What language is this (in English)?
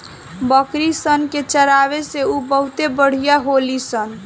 Bhojpuri